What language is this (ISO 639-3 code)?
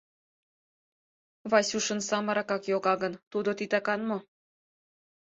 chm